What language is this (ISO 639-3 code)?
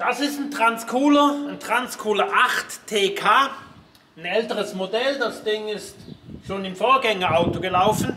deu